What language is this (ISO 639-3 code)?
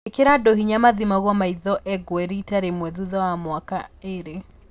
kik